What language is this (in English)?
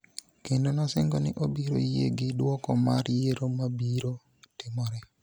Luo (Kenya and Tanzania)